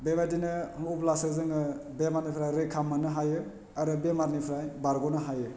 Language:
Bodo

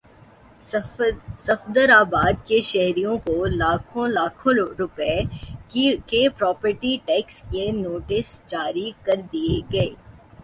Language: Urdu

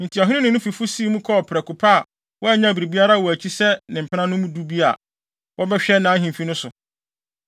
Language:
Akan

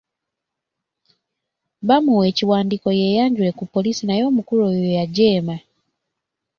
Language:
Ganda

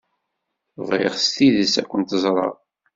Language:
Kabyle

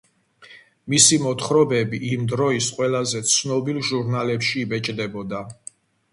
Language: Georgian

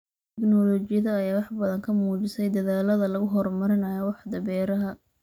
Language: Somali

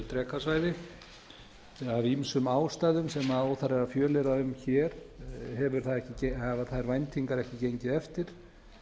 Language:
Icelandic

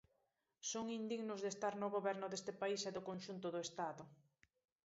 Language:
Galician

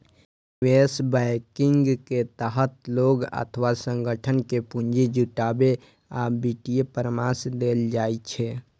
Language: Maithili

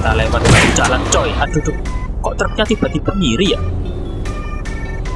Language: Indonesian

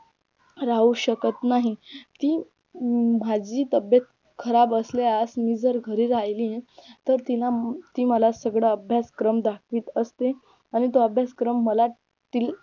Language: Marathi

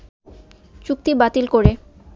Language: Bangla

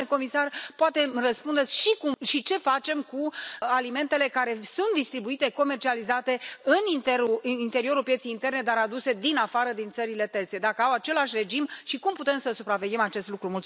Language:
Romanian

